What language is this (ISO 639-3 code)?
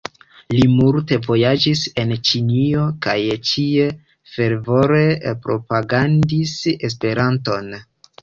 epo